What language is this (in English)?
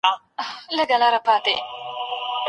Pashto